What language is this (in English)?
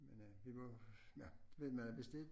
Danish